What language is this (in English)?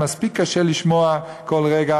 Hebrew